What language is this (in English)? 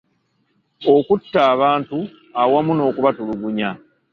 Ganda